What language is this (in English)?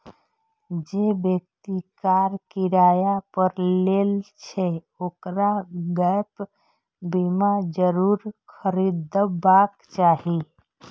Maithili